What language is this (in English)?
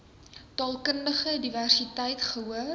Afrikaans